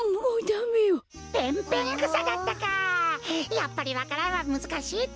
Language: Japanese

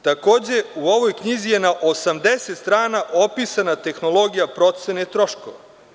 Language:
Serbian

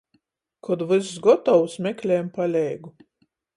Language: Latgalian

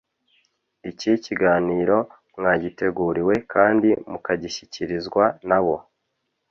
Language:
Kinyarwanda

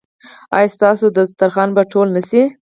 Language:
Pashto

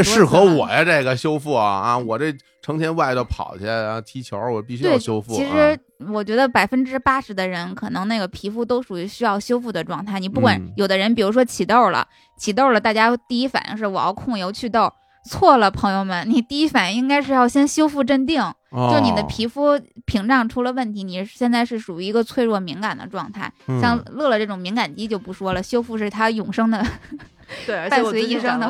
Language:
Chinese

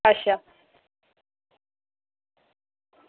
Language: Dogri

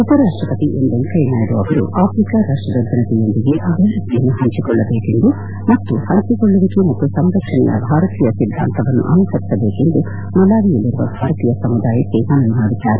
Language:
Kannada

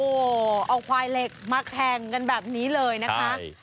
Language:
Thai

